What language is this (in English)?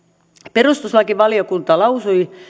Finnish